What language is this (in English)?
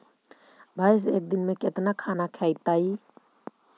Magahi